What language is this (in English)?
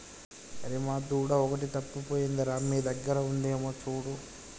Telugu